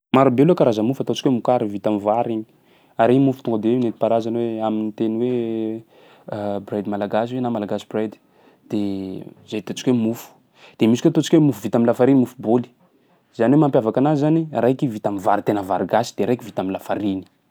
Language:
Sakalava Malagasy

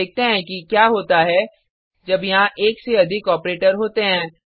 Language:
Hindi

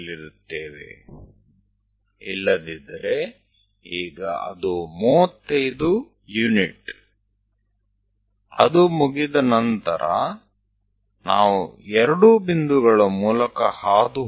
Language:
Gujarati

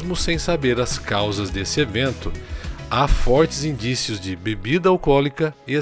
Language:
Portuguese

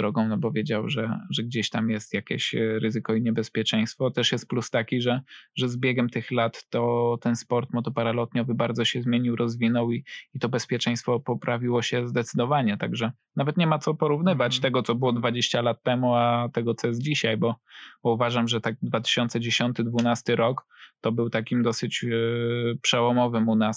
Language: Polish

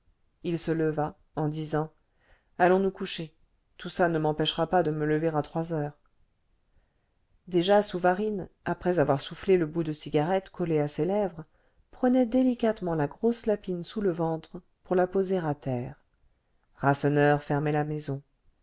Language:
French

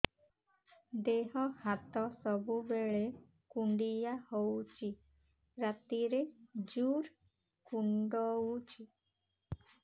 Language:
Odia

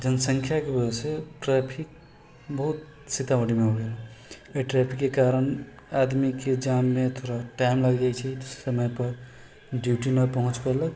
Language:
Maithili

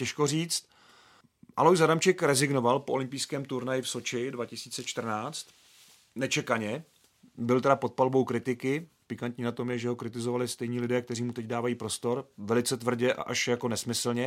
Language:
Czech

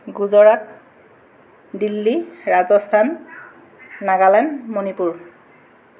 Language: Assamese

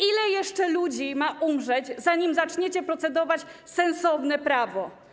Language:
Polish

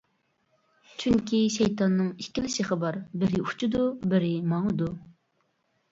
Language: Uyghur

